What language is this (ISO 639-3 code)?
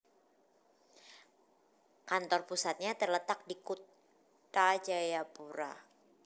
jav